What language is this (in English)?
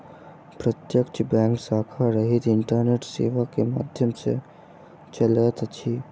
Maithili